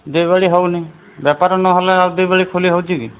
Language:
Odia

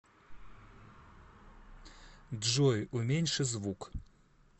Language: Russian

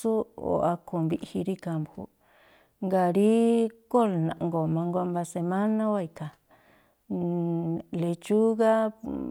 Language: Tlacoapa Me'phaa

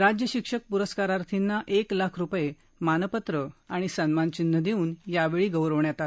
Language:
Marathi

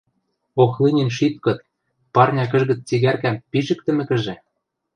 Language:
Western Mari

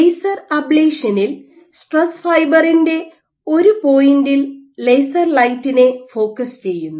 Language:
Malayalam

